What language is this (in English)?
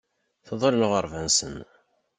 Kabyle